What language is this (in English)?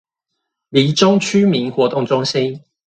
Chinese